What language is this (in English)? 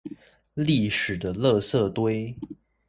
Chinese